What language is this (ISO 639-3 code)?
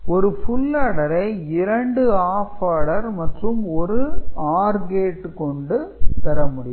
tam